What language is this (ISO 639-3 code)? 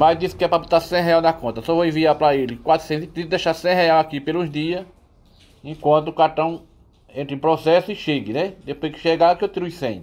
por